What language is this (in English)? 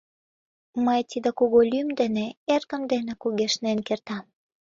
Mari